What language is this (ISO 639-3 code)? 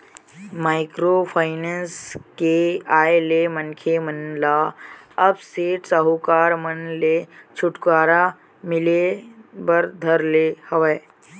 hne